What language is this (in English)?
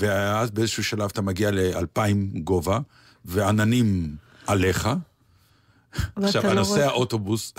Hebrew